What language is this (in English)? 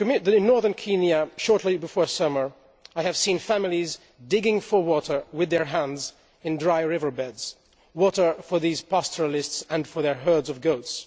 English